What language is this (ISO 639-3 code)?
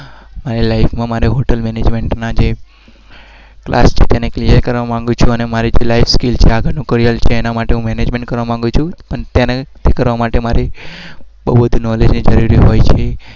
guj